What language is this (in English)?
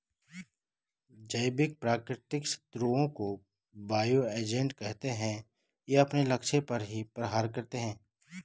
Hindi